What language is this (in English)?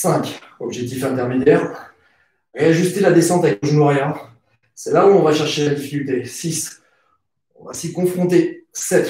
French